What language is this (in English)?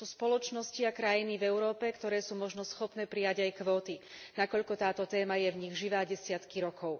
Slovak